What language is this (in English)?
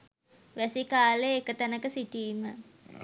Sinhala